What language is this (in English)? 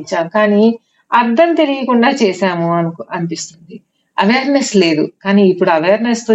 Telugu